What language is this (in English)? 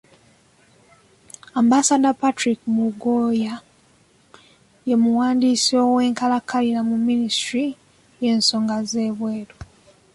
Ganda